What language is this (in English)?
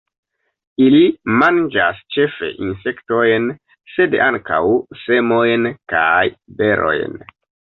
Esperanto